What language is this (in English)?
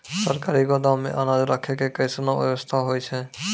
Maithili